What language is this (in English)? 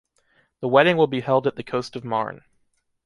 English